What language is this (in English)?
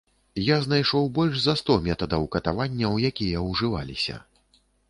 Belarusian